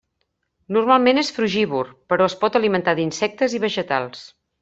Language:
Catalan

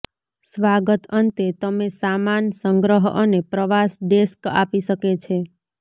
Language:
Gujarati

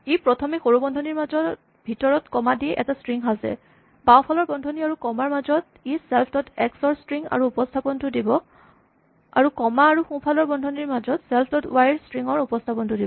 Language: Assamese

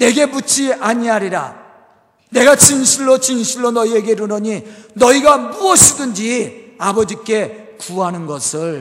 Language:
Korean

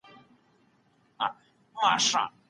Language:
Pashto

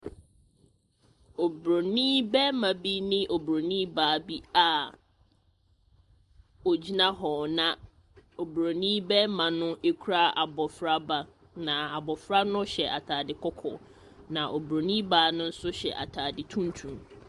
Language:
Akan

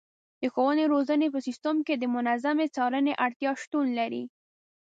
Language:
Pashto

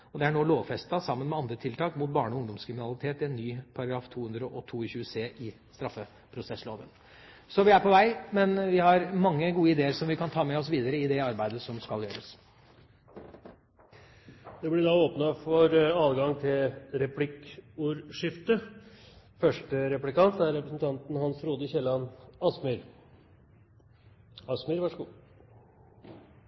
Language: Norwegian Bokmål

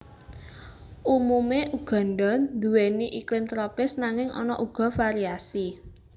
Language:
Javanese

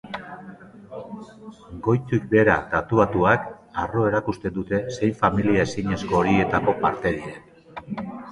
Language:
Basque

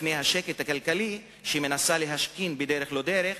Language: Hebrew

